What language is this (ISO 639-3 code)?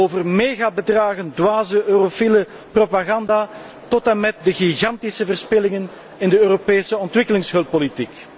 nld